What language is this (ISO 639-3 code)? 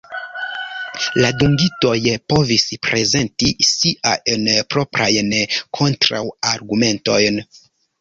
epo